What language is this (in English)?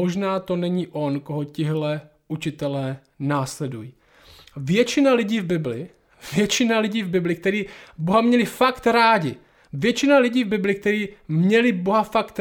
Czech